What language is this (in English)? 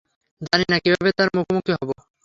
Bangla